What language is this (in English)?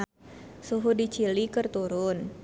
Sundanese